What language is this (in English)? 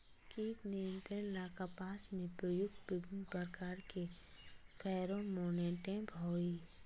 Magahi